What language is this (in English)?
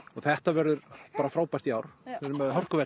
Icelandic